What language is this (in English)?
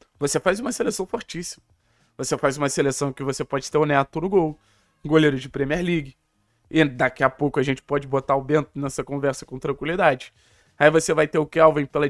Portuguese